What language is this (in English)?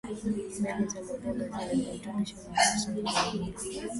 Swahili